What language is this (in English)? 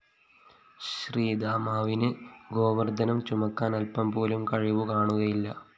Malayalam